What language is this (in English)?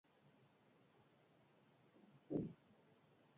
Basque